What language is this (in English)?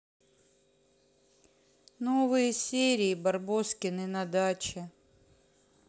Russian